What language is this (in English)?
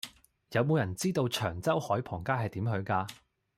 Cantonese